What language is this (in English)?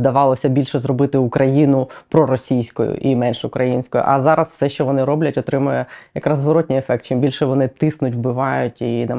Ukrainian